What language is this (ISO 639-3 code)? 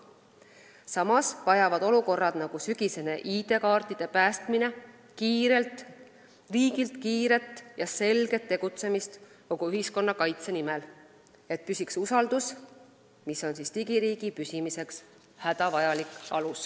est